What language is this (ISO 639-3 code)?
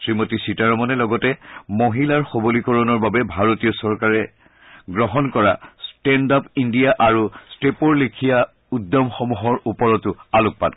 asm